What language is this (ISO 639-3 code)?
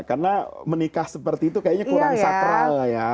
ind